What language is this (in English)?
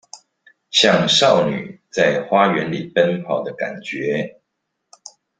Chinese